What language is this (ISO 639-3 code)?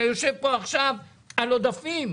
heb